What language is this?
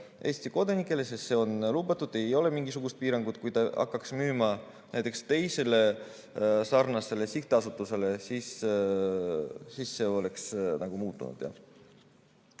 Estonian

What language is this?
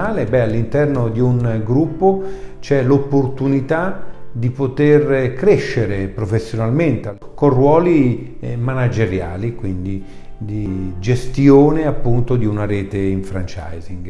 Italian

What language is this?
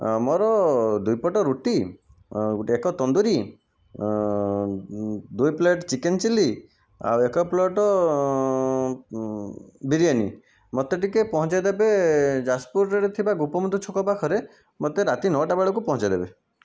Odia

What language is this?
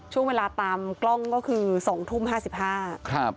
Thai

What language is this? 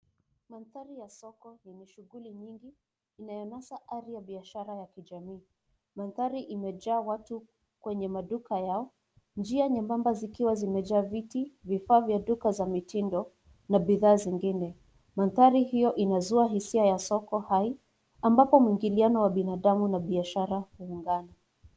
Swahili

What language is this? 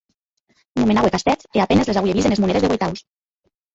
Occitan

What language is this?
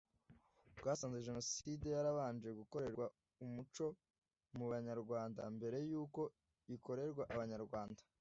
Kinyarwanda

